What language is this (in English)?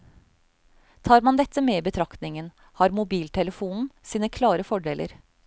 Norwegian